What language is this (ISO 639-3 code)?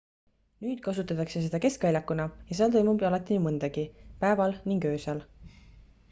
est